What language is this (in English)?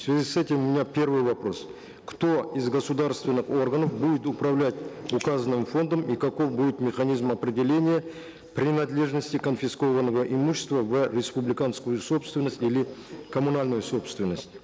Kazakh